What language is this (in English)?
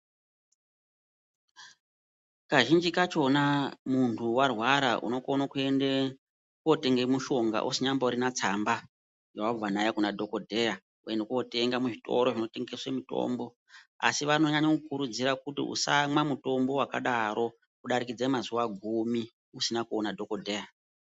Ndau